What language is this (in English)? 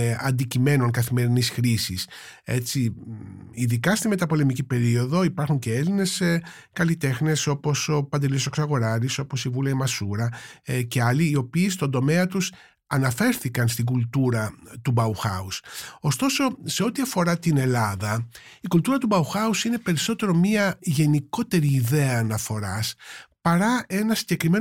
Greek